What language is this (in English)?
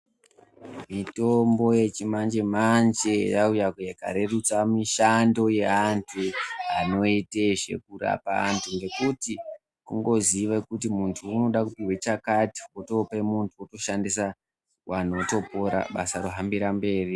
Ndau